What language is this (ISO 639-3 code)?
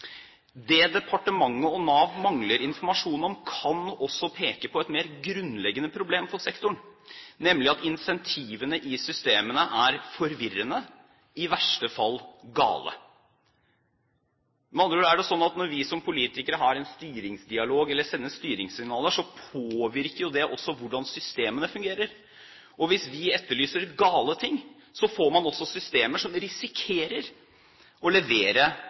nob